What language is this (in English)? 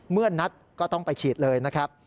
Thai